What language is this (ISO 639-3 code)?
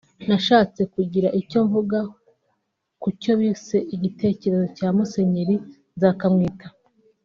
kin